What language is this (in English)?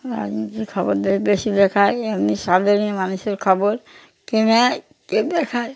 Bangla